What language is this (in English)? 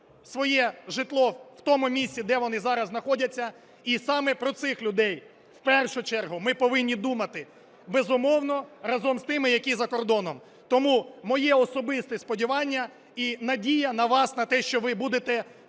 Ukrainian